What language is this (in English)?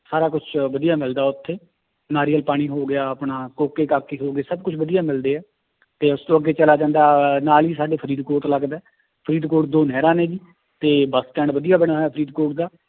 Punjabi